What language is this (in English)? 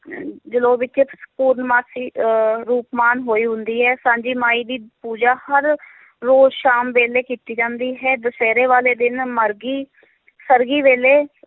Punjabi